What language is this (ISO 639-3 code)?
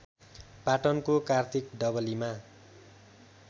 nep